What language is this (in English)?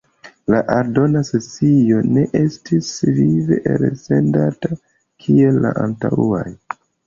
Esperanto